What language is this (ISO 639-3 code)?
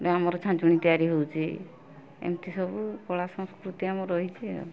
ori